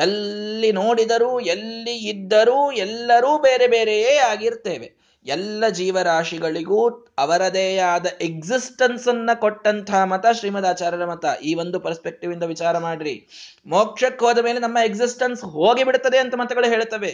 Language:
Kannada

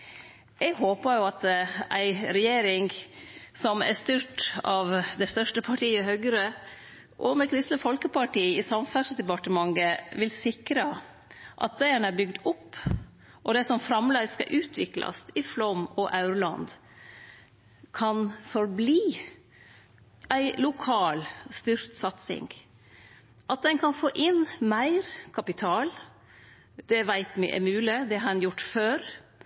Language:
Norwegian Nynorsk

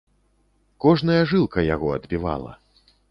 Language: Belarusian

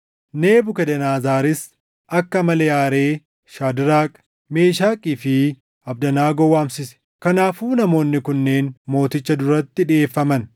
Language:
Oromo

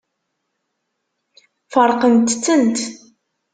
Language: Kabyle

